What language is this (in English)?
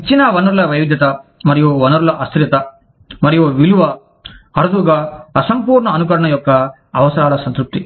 Telugu